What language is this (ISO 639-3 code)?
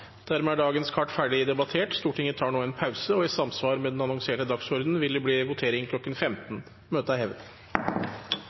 nob